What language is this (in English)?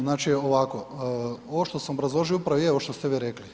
Croatian